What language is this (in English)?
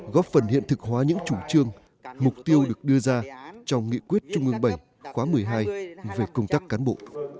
Vietnamese